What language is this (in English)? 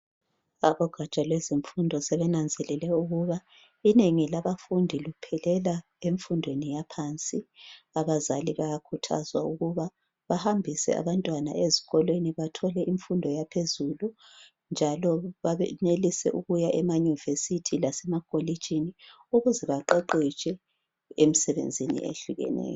North Ndebele